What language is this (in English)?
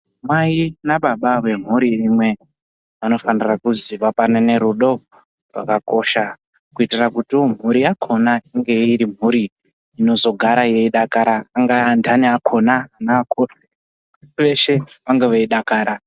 Ndau